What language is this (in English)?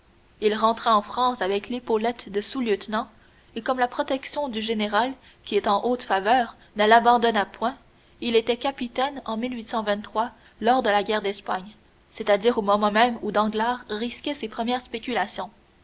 French